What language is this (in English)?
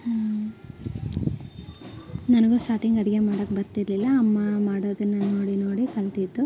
Kannada